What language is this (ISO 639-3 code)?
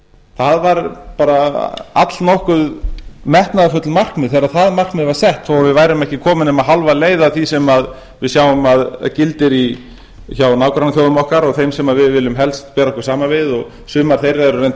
isl